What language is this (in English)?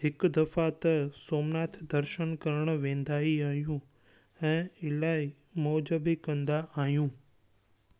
Sindhi